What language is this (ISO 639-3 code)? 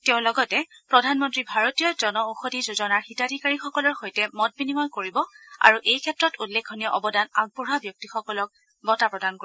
asm